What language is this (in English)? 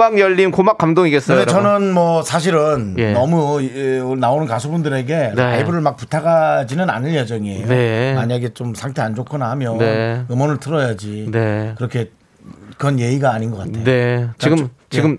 Korean